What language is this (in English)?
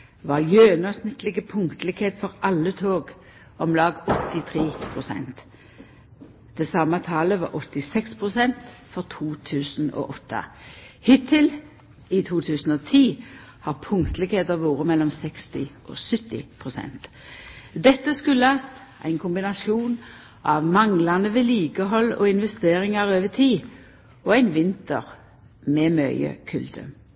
Norwegian Nynorsk